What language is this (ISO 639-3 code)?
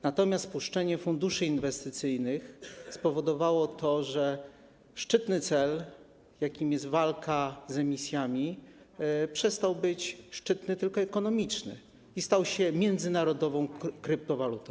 pol